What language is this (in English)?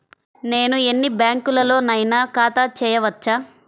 Telugu